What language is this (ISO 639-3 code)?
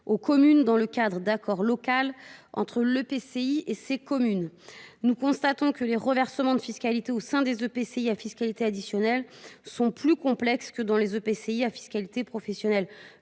fra